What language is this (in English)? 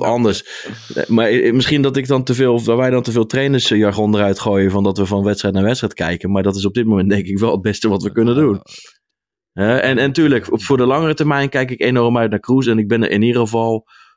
Dutch